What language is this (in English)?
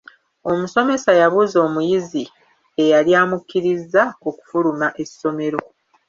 Ganda